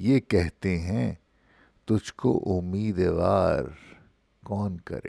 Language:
Urdu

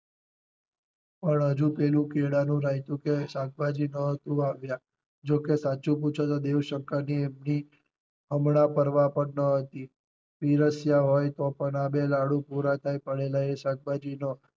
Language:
Gujarati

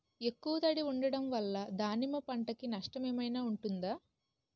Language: Telugu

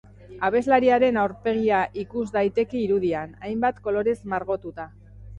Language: Basque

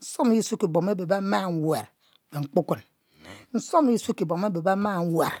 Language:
Mbe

